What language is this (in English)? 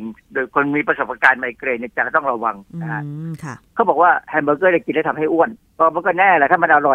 Thai